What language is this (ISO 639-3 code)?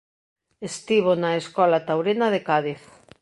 glg